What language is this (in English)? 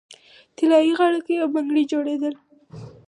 Pashto